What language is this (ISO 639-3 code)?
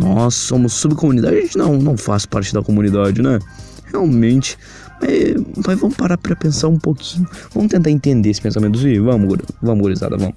por